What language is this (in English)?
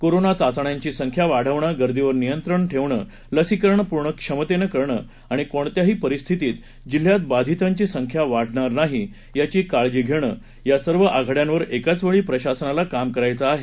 Marathi